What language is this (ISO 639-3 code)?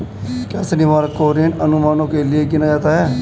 hin